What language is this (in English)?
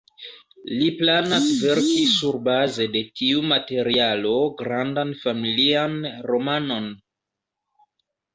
Esperanto